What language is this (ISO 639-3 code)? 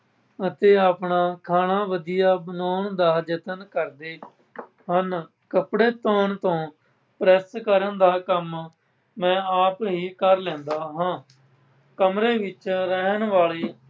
pan